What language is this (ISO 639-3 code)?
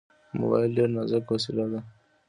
pus